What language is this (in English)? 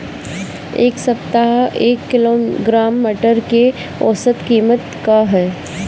Bhojpuri